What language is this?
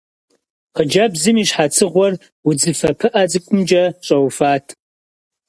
Kabardian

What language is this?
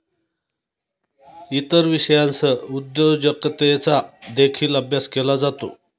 Marathi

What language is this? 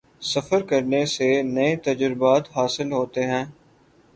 Urdu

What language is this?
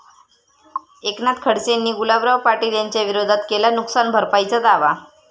Marathi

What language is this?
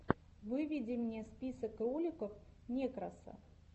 Russian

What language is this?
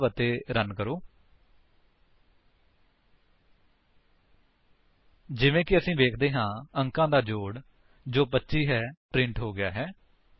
Punjabi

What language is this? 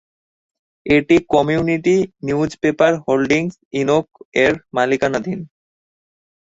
Bangla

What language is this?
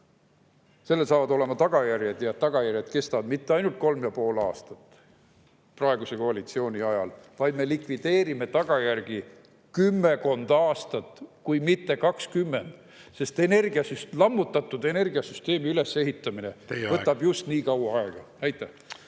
Estonian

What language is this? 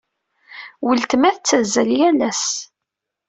Kabyle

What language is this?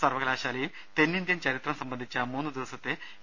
Malayalam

